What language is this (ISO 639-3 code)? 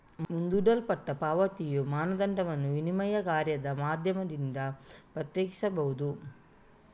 kan